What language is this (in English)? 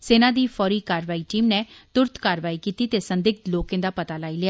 Dogri